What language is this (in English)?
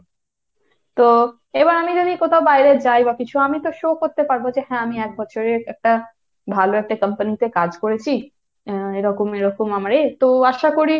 Bangla